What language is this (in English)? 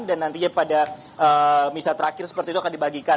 Indonesian